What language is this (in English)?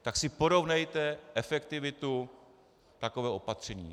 Czech